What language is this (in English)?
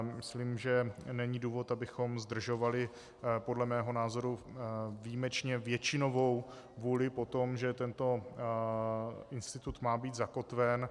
Czech